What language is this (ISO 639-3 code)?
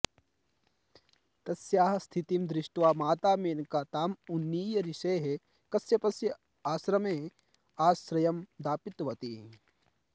san